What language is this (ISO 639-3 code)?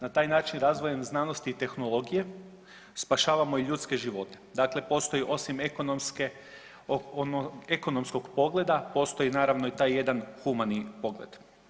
hrv